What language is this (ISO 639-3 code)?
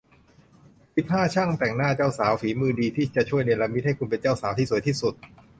tha